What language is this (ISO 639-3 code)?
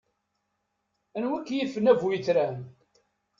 kab